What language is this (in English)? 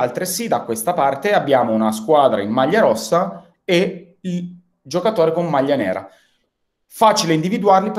Italian